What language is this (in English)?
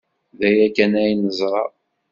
Kabyle